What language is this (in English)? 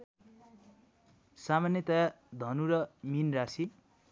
Nepali